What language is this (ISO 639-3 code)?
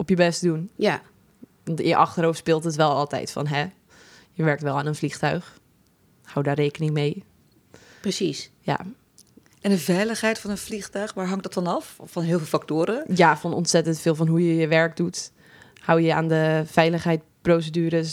nld